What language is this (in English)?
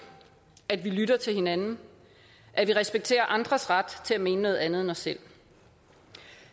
Danish